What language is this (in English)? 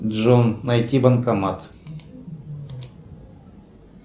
Russian